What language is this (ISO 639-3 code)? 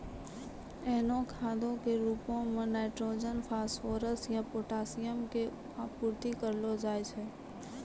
mai